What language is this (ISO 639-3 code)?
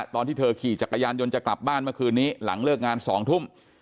tha